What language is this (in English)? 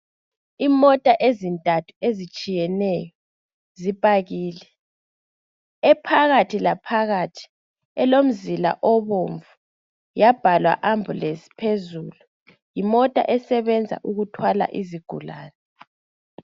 North Ndebele